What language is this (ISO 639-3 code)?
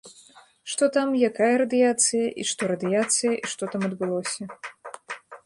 bel